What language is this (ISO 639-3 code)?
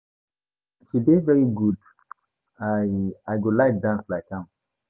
pcm